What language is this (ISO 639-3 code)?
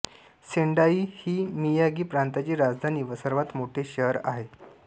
mar